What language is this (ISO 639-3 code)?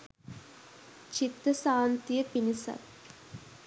sin